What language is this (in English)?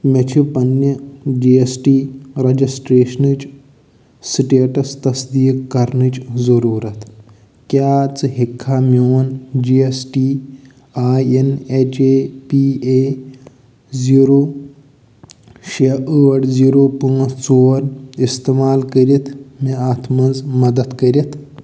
Kashmiri